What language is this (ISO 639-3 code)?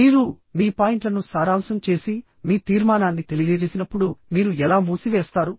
tel